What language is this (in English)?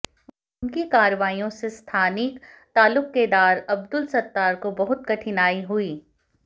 Hindi